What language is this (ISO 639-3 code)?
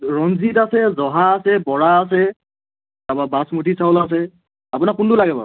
asm